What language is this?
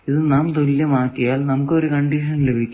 Malayalam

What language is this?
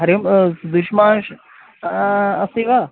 Sanskrit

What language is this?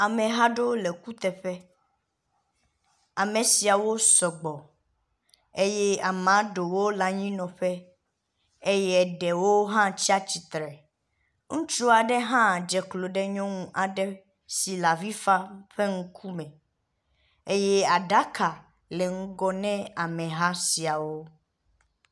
Ewe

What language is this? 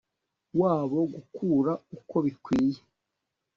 Kinyarwanda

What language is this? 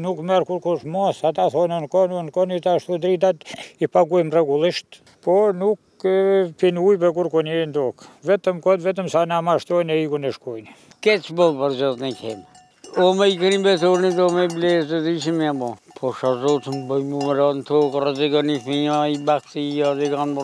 Romanian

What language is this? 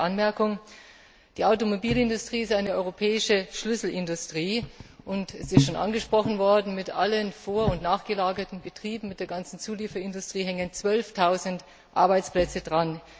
German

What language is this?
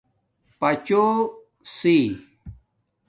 Domaaki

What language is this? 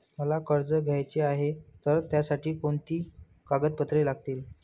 Marathi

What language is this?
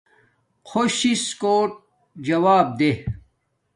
Domaaki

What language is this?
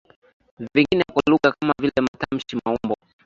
Swahili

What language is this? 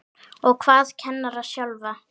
Icelandic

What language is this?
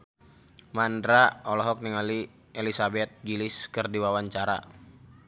Sundanese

